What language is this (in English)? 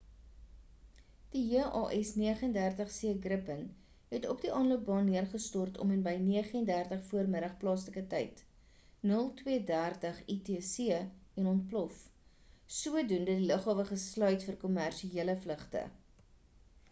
Afrikaans